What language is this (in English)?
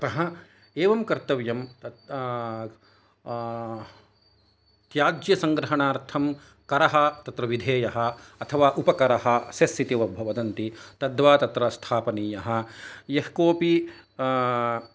Sanskrit